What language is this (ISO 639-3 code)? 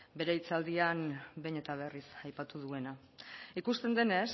eus